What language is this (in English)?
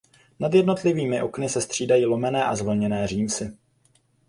Czech